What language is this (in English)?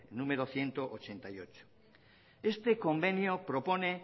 Basque